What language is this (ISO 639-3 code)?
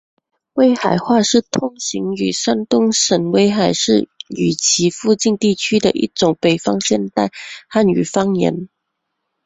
zho